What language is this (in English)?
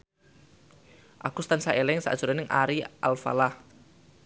Javanese